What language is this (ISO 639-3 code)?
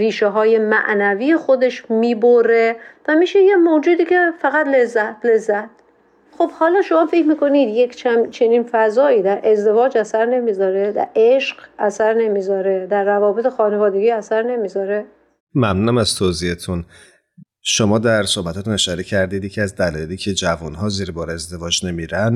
fas